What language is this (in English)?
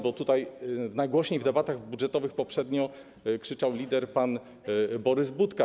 Polish